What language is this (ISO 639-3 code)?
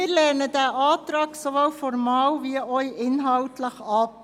gsw